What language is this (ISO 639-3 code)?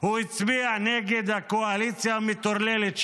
heb